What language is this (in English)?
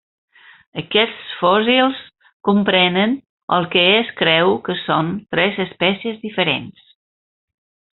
Catalan